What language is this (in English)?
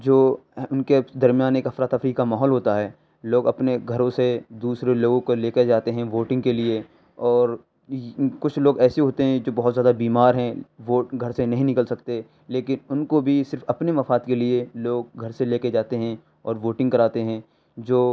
Urdu